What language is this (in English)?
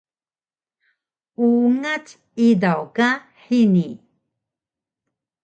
Taroko